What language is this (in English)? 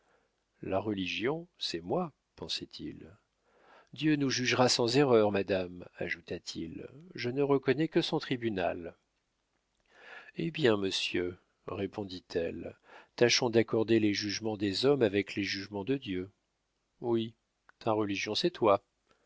French